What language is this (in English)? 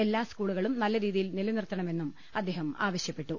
Malayalam